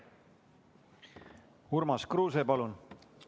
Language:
Estonian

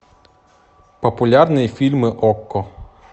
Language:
Russian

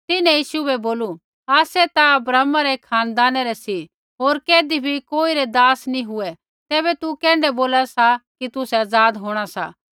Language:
Kullu Pahari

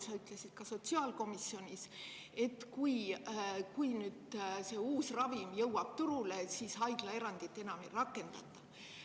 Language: Estonian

